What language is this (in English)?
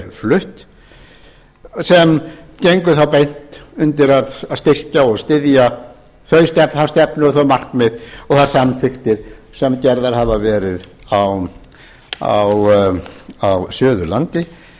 Icelandic